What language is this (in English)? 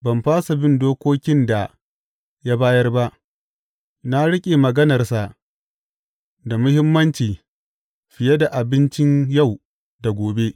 Hausa